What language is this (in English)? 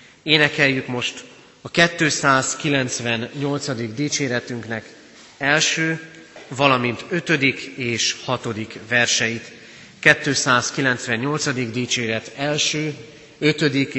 Hungarian